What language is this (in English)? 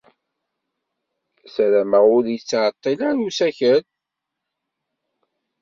Kabyle